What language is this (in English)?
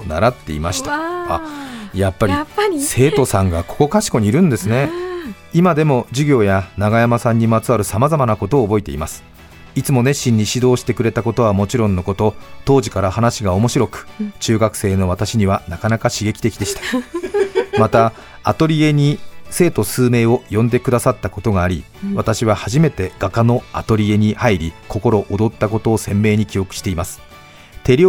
Japanese